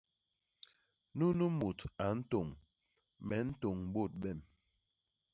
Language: Basaa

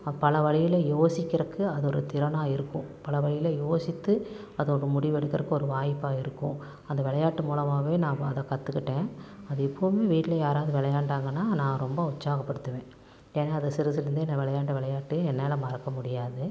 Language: Tamil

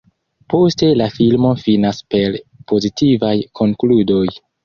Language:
Esperanto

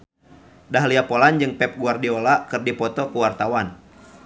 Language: Sundanese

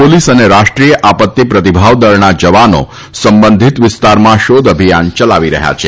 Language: Gujarati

